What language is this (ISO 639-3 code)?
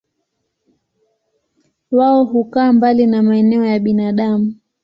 swa